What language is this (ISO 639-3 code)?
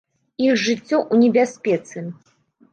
bel